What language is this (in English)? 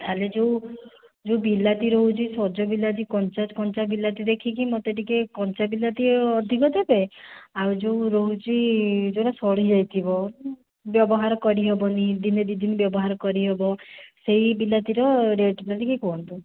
Odia